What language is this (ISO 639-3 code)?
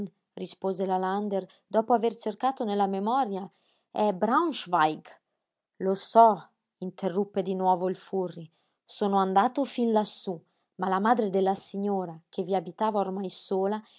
ita